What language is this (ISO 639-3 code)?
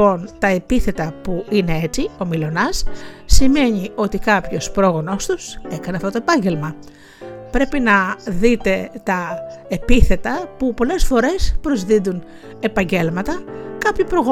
ell